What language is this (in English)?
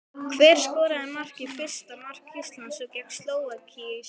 Icelandic